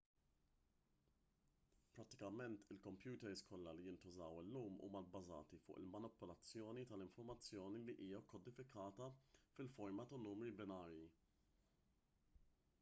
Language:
Maltese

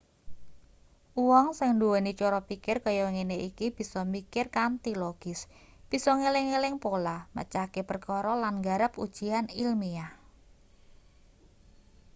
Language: Javanese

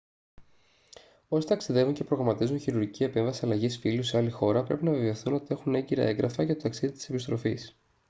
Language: Greek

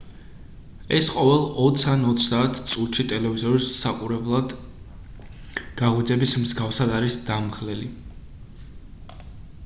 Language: Georgian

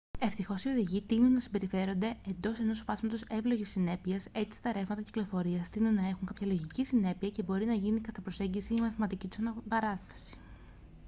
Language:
Greek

